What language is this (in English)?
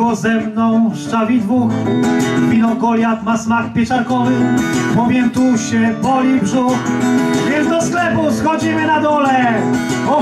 Polish